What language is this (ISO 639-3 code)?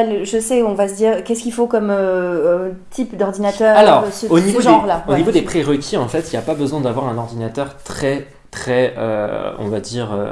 fra